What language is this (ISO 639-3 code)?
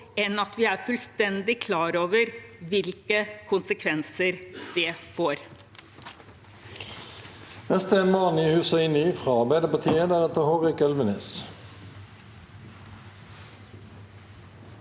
nor